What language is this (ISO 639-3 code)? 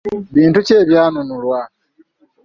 lug